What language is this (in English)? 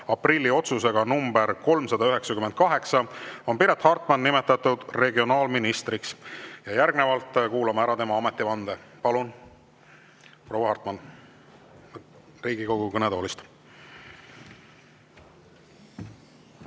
Estonian